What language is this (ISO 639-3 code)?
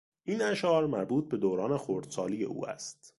fas